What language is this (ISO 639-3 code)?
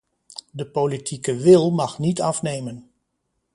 nld